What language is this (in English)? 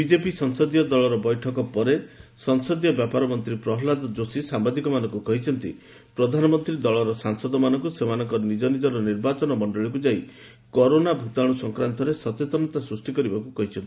Odia